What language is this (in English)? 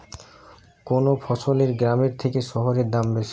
Bangla